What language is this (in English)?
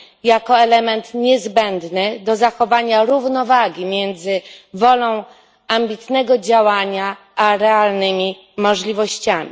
Polish